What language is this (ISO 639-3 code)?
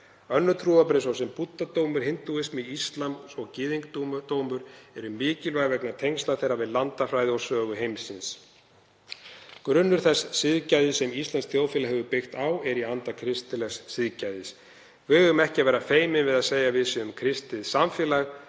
isl